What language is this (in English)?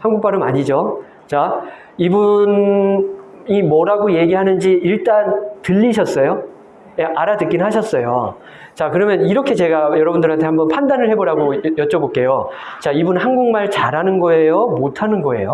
Korean